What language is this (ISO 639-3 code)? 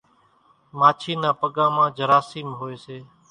gjk